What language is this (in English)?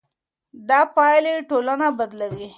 Pashto